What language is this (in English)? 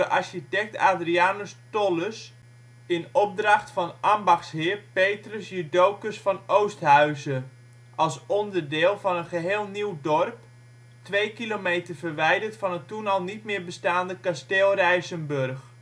Dutch